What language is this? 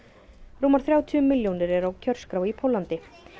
Icelandic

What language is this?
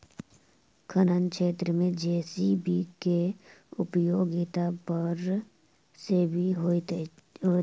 Maithili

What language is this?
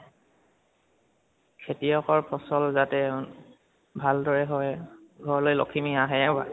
Assamese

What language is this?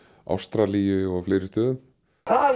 Icelandic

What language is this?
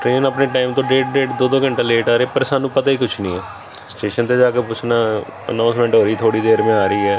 Punjabi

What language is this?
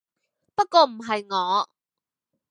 Cantonese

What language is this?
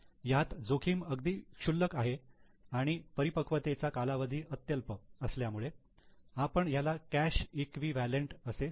Marathi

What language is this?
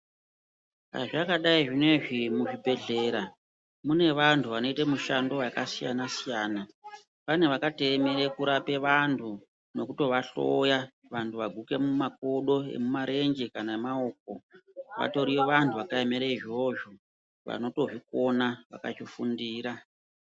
Ndau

